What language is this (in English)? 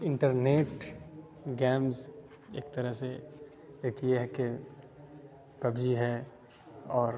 Urdu